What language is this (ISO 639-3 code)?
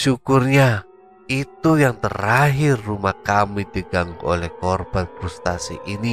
ind